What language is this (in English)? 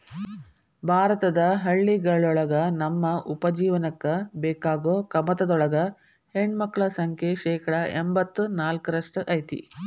Kannada